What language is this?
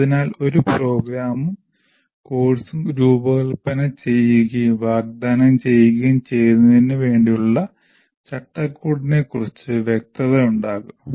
Malayalam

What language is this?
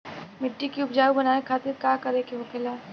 Bhojpuri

